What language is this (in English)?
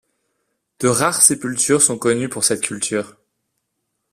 French